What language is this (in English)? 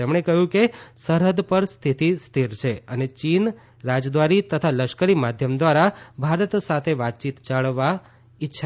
Gujarati